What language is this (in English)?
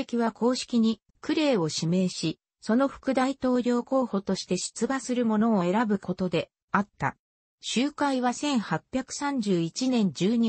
Japanese